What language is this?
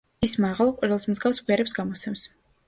Georgian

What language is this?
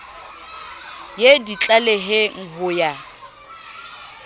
Southern Sotho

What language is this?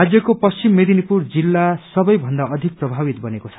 Nepali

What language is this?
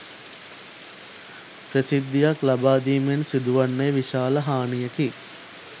Sinhala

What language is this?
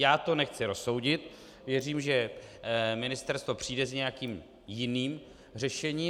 Czech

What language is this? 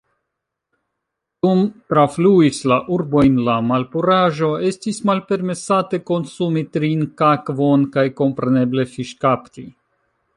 Esperanto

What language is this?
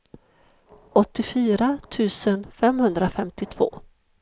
Swedish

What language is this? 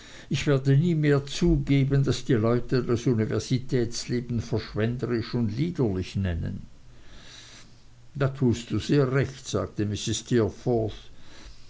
German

